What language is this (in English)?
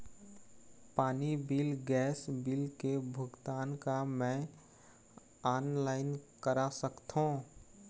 Chhattisgarhi